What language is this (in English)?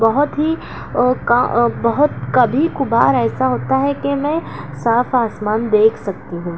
Urdu